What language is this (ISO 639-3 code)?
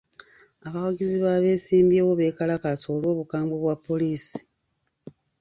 lug